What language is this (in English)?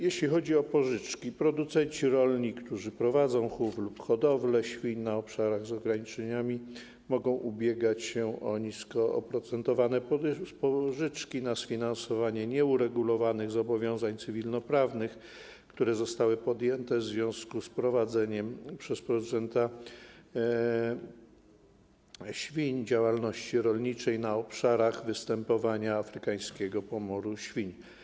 Polish